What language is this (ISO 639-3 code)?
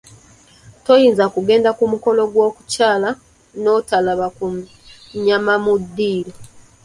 lug